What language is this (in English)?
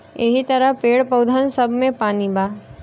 Bhojpuri